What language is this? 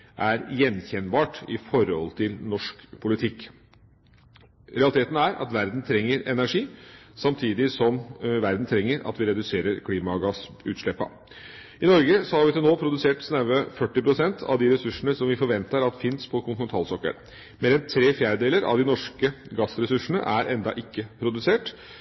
Norwegian Bokmål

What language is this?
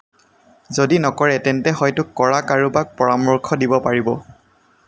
Assamese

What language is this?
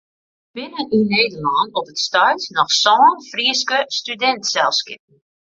Western Frisian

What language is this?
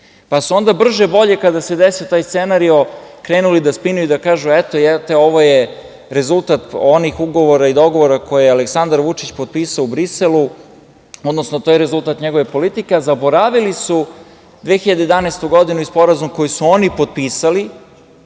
Serbian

